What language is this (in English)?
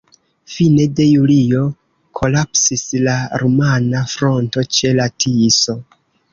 Esperanto